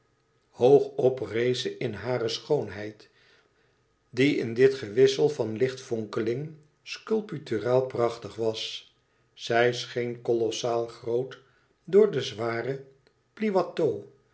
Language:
Dutch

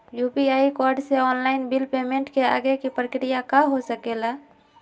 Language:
Magahi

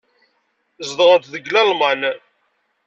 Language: Kabyle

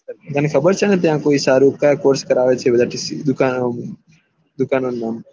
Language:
Gujarati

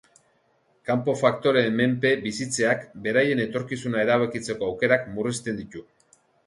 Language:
Basque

